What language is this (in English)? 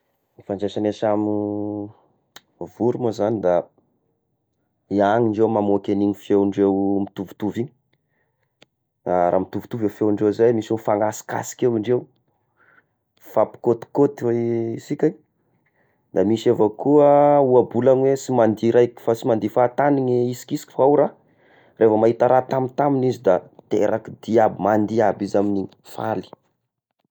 Tesaka Malagasy